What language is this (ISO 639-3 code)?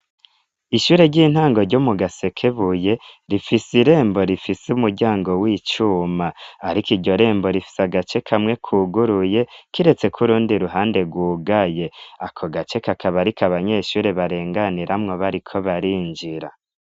run